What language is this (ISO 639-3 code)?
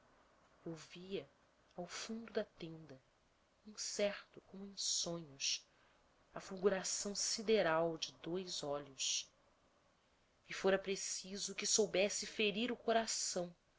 por